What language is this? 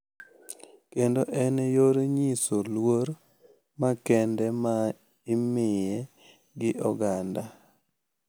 Luo (Kenya and Tanzania)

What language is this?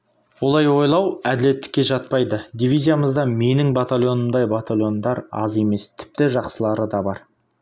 Kazakh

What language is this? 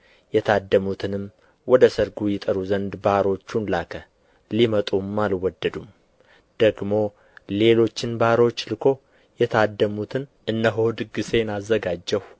Amharic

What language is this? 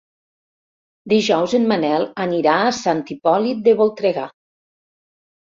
Catalan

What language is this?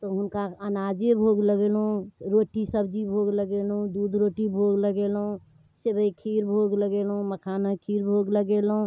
Maithili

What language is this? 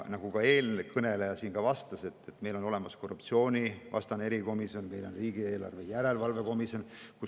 Estonian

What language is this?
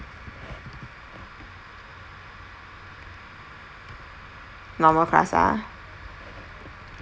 English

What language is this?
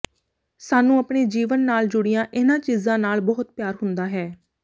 Punjabi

